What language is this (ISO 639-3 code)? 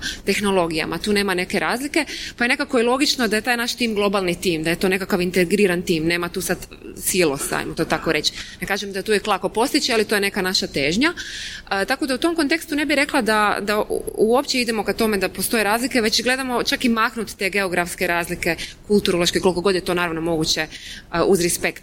hrv